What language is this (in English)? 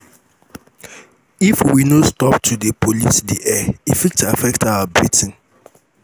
Nigerian Pidgin